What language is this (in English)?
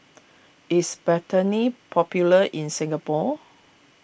English